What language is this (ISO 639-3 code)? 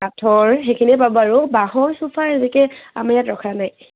asm